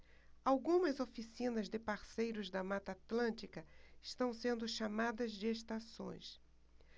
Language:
Portuguese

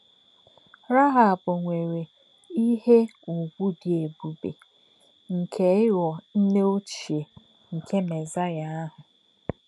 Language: Igbo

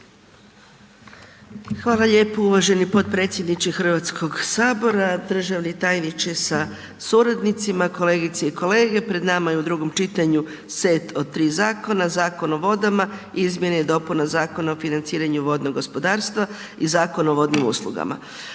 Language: Croatian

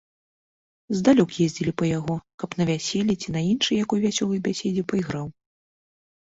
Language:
Belarusian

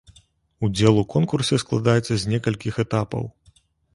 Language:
Belarusian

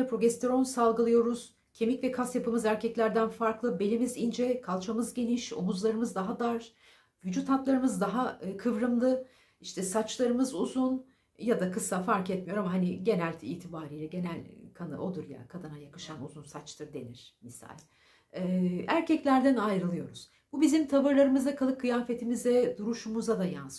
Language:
Turkish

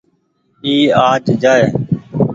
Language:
Goaria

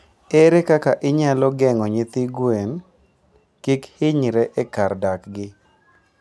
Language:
Luo (Kenya and Tanzania)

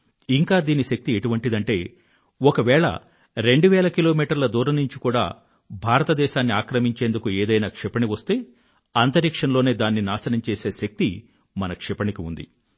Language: Telugu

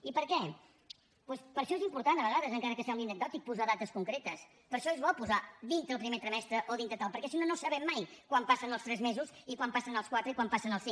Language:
Catalan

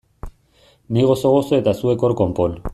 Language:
Basque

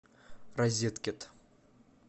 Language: Russian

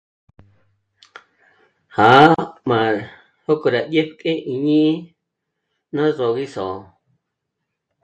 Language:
Michoacán Mazahua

